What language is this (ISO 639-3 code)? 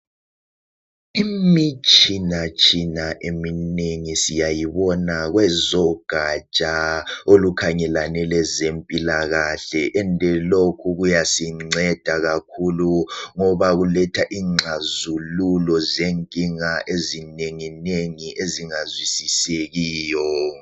nde